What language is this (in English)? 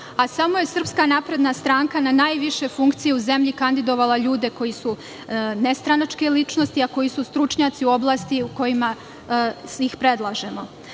Serbian